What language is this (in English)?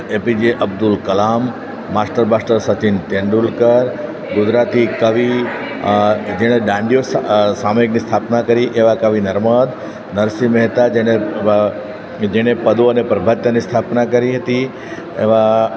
Gujarati